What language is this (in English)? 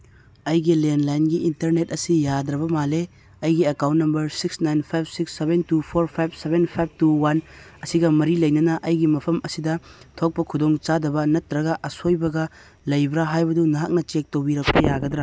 Manipuri